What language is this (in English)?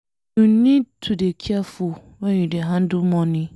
Nigerian Pidgin